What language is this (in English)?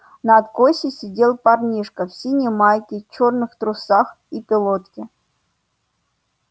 Russian